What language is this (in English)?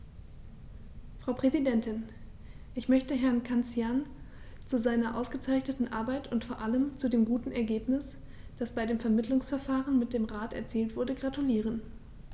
German